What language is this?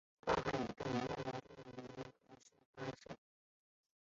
Chinese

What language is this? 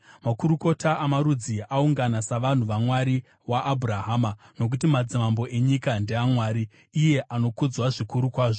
Shona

